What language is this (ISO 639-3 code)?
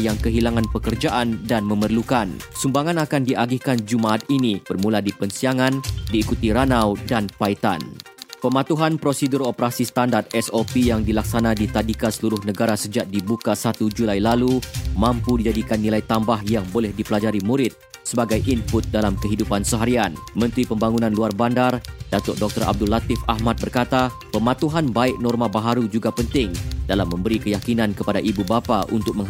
msa